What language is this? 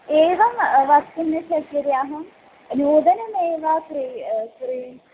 Sanskrit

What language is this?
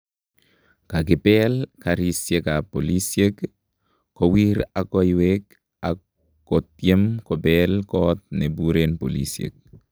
Kalenjin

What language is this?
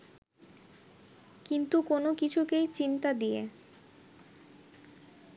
Bangla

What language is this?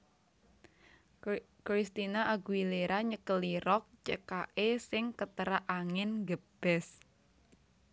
Javanese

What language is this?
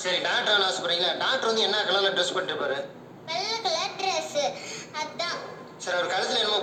Tamil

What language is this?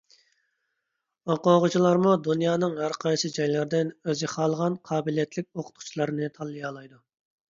Uyghur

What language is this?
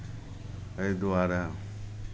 Maithili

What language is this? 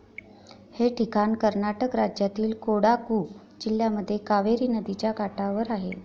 Marathi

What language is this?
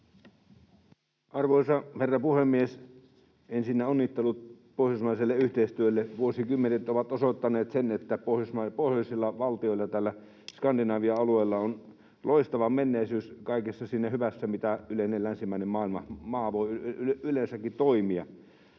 Finnish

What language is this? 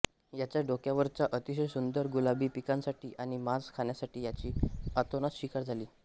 Marathi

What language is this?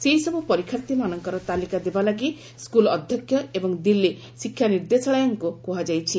Odia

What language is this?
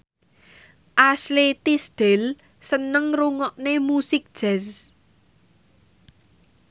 Javanese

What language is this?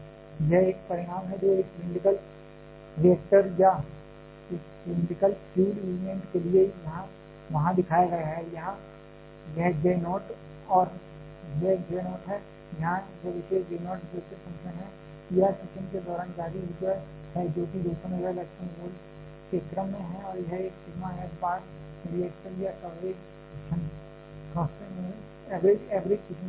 Hindi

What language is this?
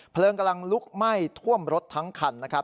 Thai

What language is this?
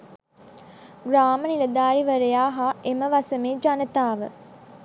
Sinhala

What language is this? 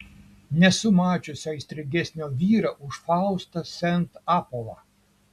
Lithuanian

